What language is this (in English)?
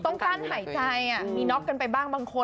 Thai